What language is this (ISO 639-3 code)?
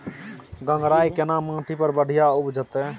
mai